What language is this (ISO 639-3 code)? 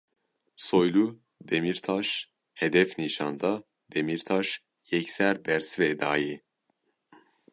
kur